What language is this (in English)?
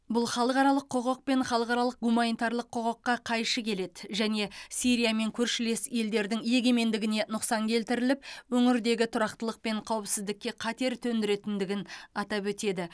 Kazakh